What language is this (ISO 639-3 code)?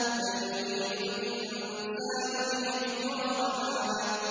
ara